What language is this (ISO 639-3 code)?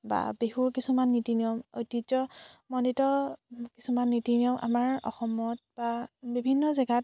asm